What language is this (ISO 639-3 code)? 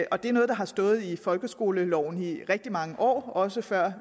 dan